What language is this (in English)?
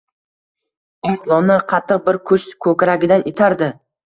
Uzbek